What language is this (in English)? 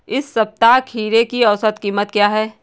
Hindi